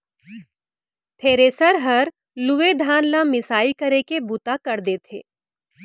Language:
Chhattisgarhi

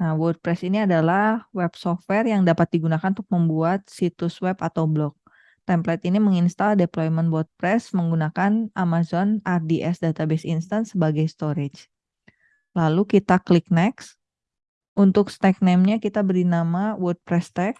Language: Indonesian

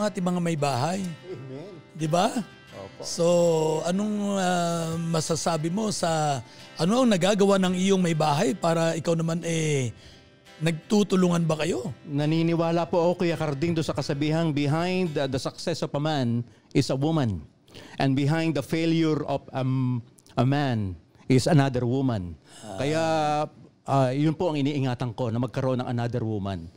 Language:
Filipino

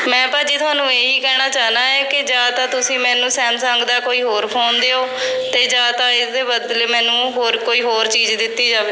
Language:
Punjabi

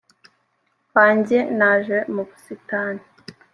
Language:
Kinyarwanda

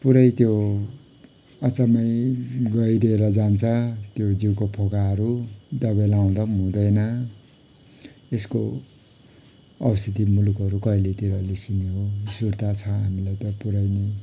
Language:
Nepali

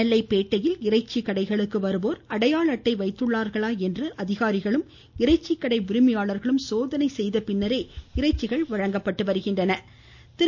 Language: Tamil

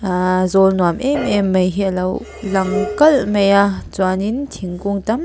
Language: Mizo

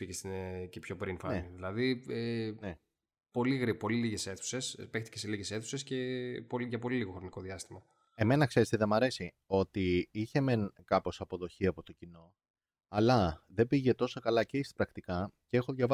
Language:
Greek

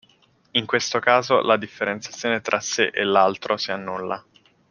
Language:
Italian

